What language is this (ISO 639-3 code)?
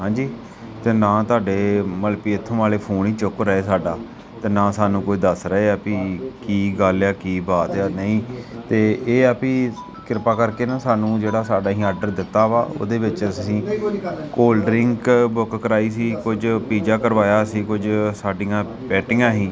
pan